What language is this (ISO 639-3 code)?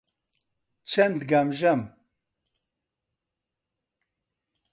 ckb